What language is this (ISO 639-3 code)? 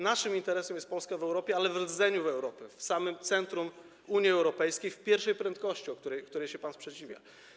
pol